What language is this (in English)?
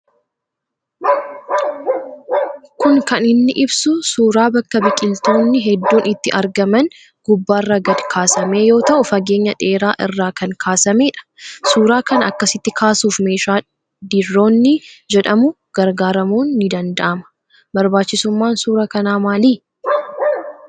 Oromo